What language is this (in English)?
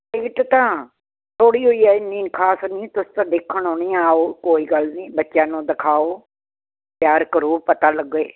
Punjabi